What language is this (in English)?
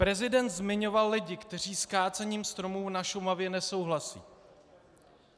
Czech